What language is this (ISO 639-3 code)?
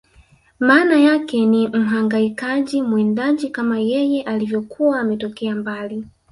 swa